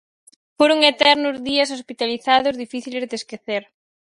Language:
Galician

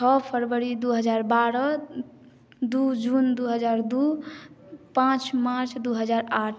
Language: Maithili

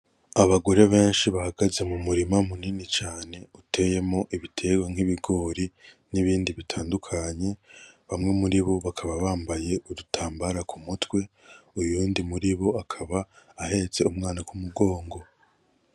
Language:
Rundi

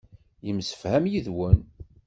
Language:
Kabyle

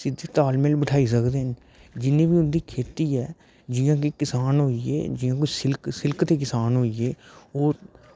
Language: Dogri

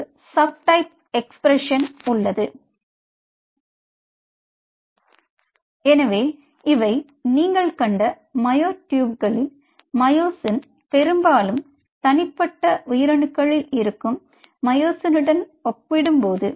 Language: Tamil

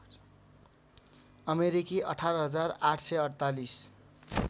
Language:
Nepali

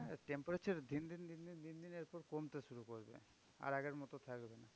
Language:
Bangla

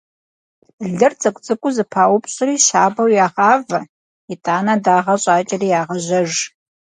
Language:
Kabardian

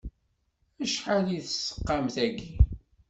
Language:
Kabyle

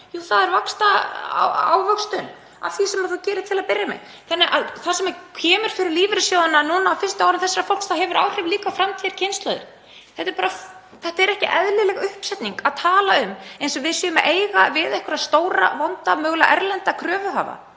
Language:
Icelandic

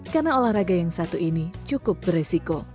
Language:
Indonesian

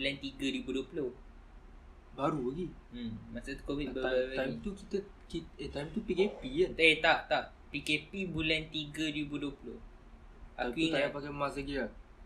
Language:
Malay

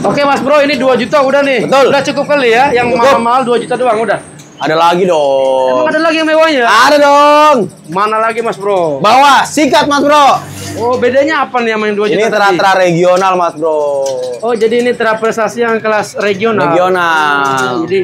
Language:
Indonesian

